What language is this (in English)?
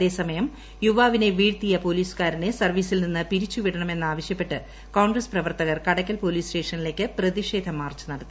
Malayalam